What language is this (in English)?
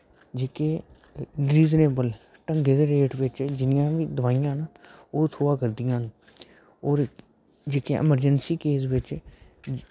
Dogri